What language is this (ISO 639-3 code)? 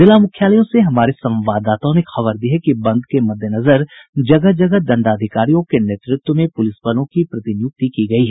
hin